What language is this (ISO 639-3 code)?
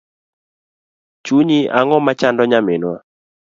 luo